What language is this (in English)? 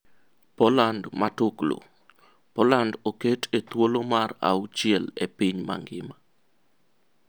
Luo (Kenya and Tanzania)